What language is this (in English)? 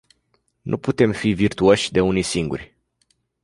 Romanian